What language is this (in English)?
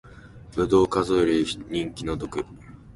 Japanese